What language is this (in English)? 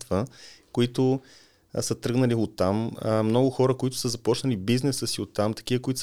Bulgarian